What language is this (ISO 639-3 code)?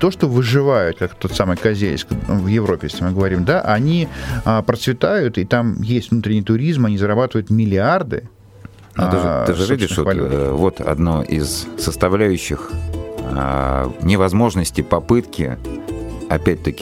rus